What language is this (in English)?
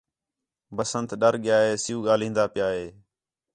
Khetrani